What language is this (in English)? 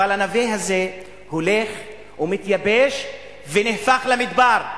Hebrew